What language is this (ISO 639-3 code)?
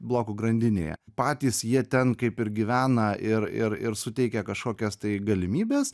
lit